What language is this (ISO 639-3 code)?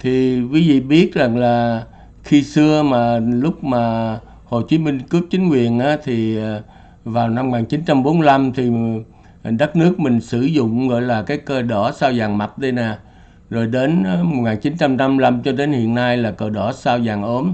vie